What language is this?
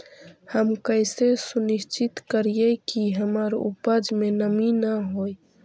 Magahi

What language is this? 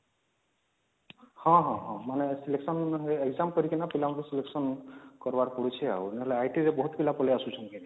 Odia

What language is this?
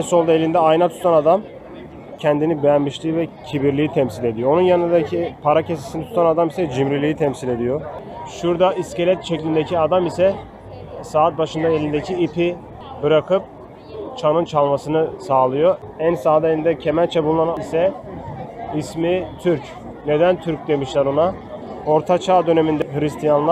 Turkish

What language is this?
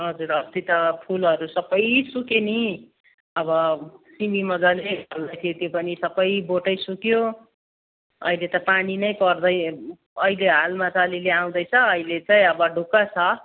Nepali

